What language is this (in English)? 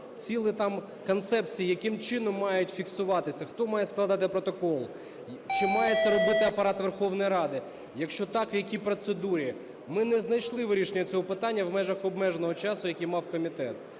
Ukrainian